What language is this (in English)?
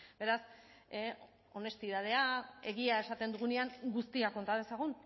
Basque